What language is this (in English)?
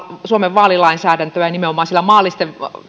Finnish